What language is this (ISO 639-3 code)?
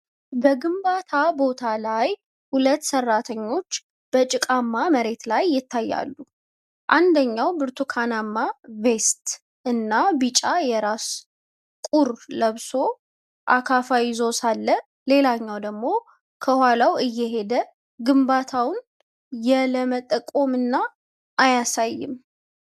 amh